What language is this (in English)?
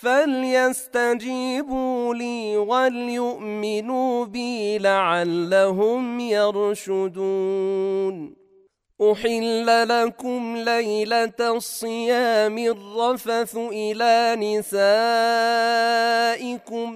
Arabic